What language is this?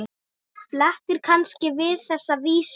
Icelandic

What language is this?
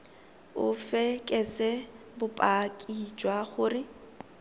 Tswana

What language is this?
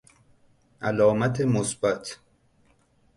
Persian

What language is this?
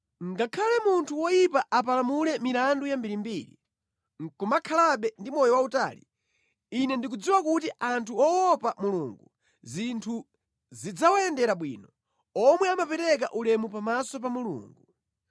Nyanja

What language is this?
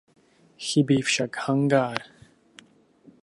Czech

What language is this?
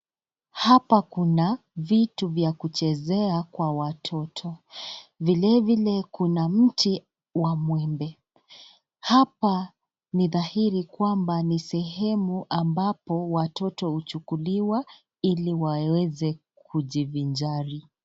Swahili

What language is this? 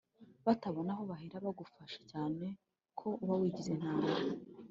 Kinyarwanda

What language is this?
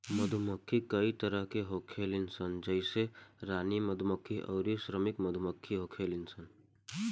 Bhojpuri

